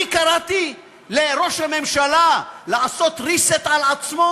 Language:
Hebrew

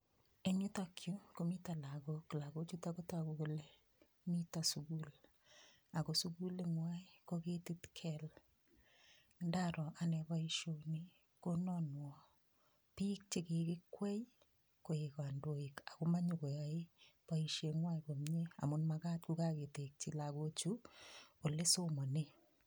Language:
Kalenjin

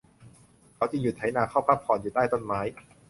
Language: Thai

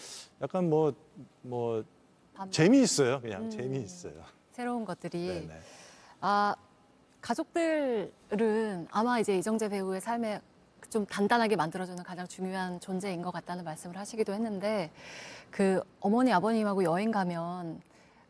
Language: Korean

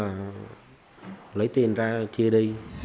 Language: Vietnamese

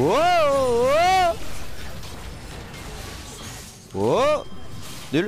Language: French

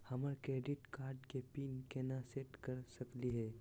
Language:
Magahi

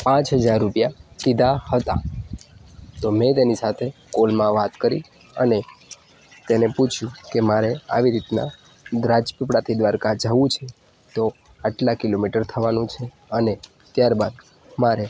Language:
Gujarati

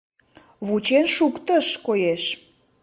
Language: Mari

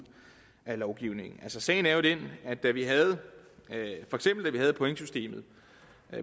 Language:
Danish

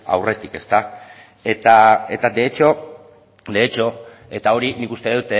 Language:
Basque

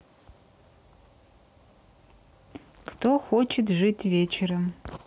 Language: Russian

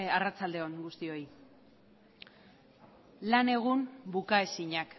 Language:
Basque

